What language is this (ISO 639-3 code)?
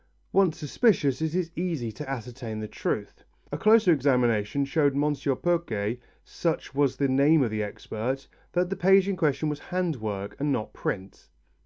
eng